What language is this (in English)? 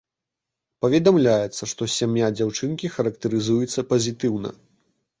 Belarusian